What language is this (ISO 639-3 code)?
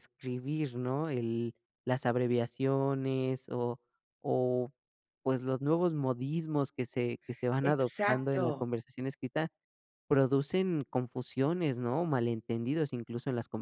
spa